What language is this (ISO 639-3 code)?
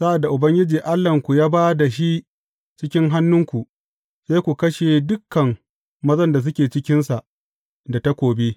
hau